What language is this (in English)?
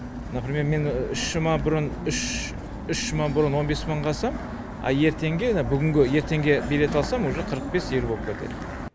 Kazakh